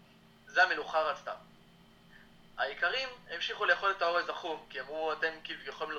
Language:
Hebrew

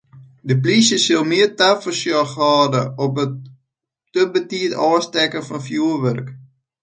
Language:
Western Frisian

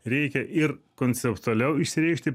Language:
Lithuanian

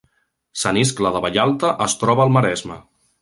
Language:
Catalan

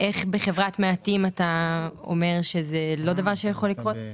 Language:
Hebrew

